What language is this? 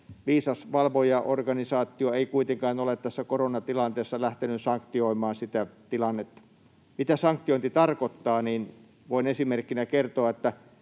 Finnish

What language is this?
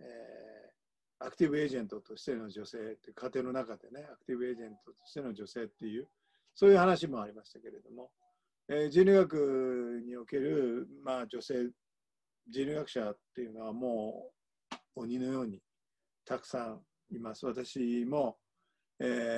Japanese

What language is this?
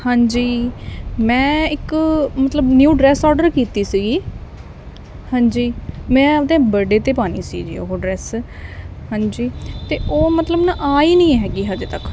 Punjabi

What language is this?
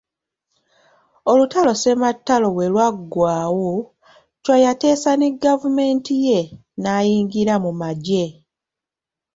Ganda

